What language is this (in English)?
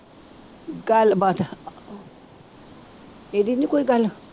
Punjabi